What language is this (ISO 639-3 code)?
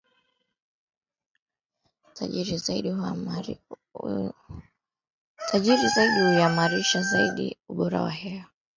swa